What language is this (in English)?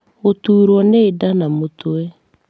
Kikuyu